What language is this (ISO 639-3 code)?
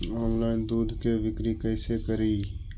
mag